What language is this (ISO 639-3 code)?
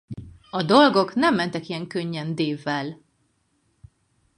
hun